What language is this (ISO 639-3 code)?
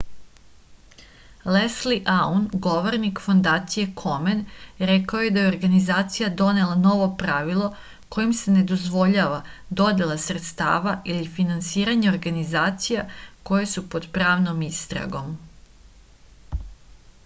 srp